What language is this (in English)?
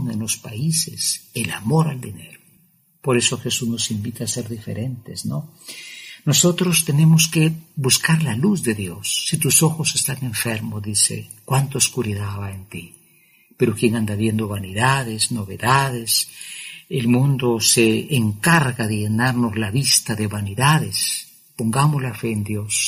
Spanish